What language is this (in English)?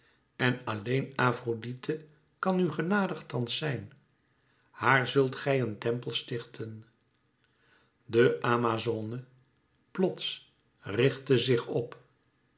Dutch